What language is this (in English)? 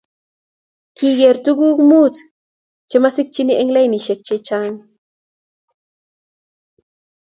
Kalenjin